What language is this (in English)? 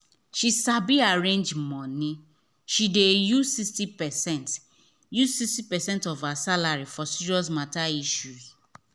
Nigerian Pidgin